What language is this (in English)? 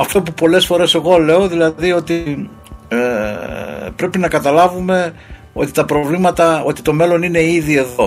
Greek